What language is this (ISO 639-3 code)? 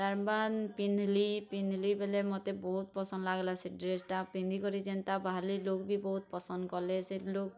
ori